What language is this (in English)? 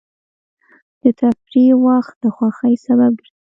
Pashto